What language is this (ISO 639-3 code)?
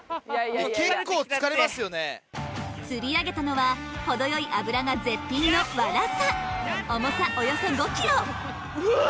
jpn